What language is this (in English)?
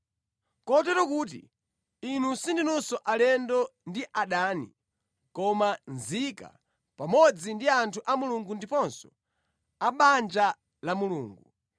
Nyanja